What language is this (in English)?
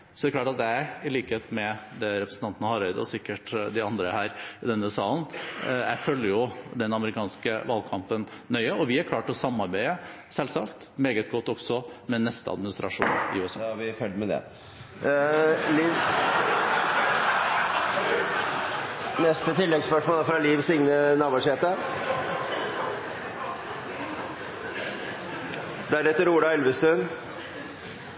Norwegian